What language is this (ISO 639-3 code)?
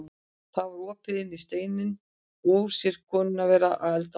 isl